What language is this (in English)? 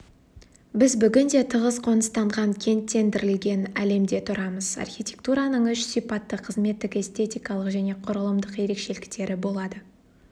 Kazakh